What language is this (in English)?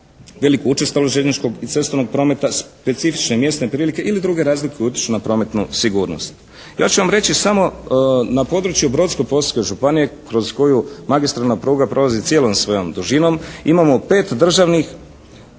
Croatian